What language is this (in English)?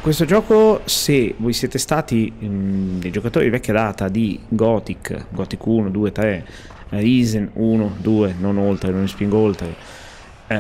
Italian